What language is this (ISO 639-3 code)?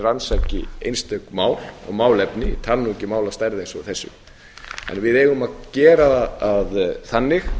isl